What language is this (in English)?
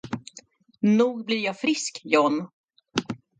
Swedish